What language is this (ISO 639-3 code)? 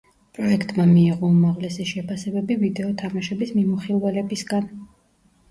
kat